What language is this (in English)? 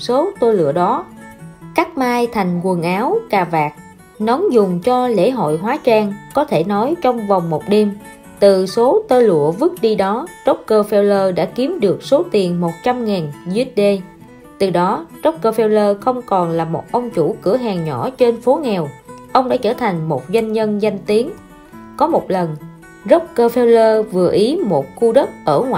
Vietnamese